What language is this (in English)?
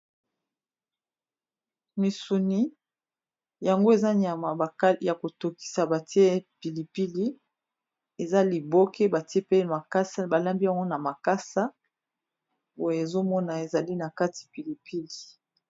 Lingala